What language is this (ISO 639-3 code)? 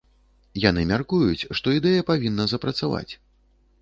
bel